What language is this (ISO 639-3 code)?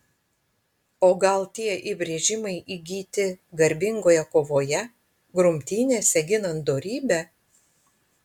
lit